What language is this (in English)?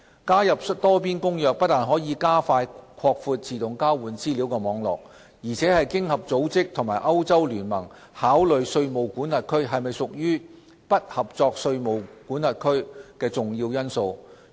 Cantonese